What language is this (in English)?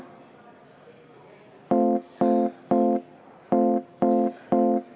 Estonian